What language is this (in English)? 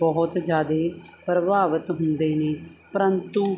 Punjabi